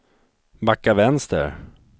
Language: Swedish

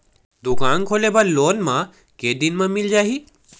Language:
Chhattisgarhi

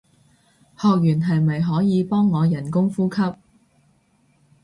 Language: Cantonese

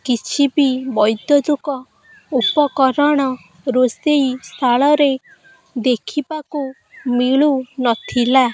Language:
Odia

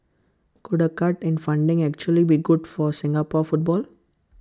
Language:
English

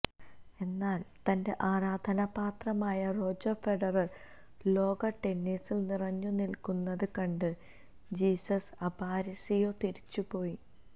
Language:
Malayalam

